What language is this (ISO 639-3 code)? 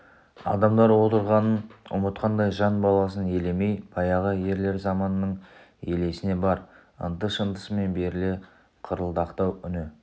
kaz